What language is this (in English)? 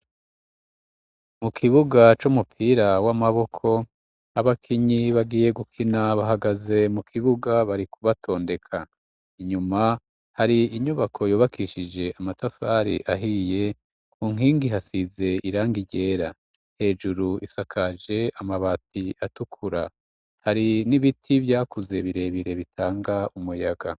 Rundi